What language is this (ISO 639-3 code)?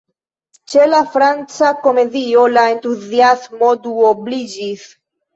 epo